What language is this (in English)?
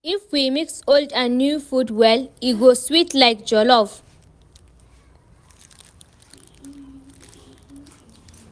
Nigerian Pidgin